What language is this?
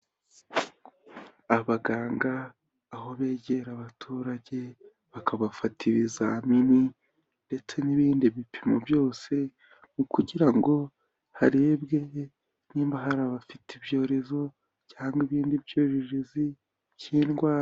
Kinyarwanda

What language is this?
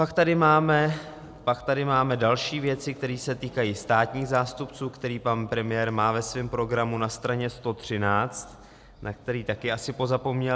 Czech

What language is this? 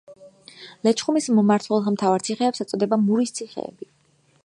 Georgian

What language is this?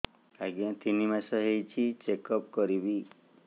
Odia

